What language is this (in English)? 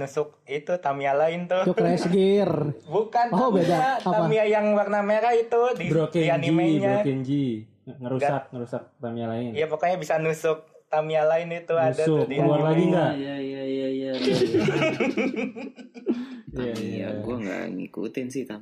Indonesian